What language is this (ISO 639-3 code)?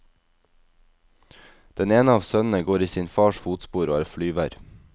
nor